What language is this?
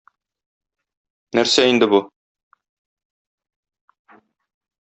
Tatar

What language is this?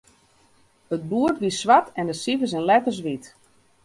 Western Frisian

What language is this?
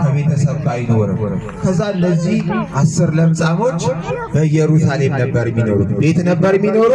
Arabic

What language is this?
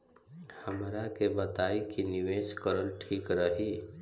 Bhojpuri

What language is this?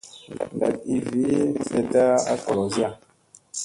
Musey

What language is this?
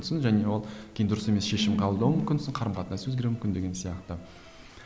Kazakh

